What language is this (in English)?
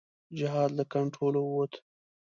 Pashto